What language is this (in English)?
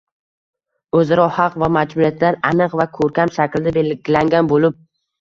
Uzbek